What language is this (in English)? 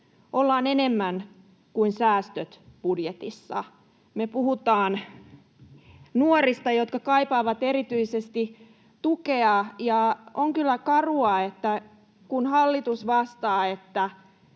Finnish